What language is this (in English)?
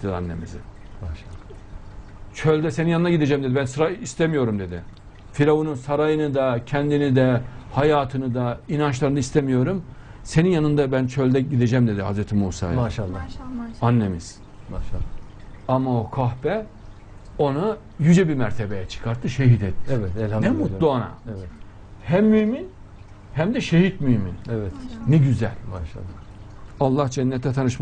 Turkish